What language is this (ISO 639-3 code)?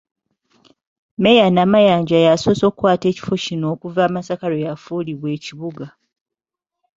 lug